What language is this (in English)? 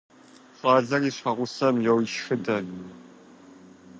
Kabardian